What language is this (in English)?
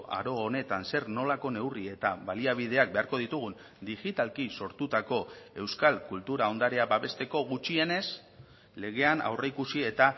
Basque